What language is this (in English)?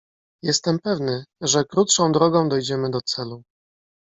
Polish